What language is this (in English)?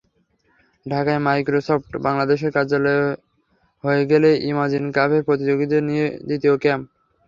Bangla